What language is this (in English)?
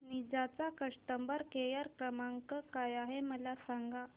Marathi